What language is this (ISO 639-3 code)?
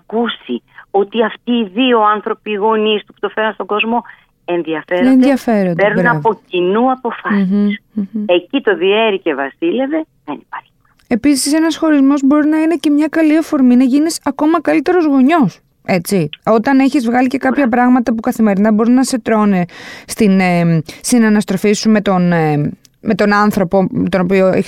ell